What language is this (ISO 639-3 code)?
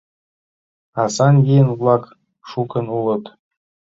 chm